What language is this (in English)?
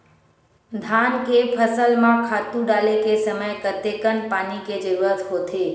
Chhattisgarhi